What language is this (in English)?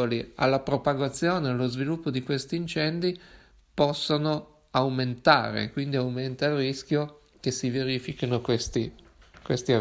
Italian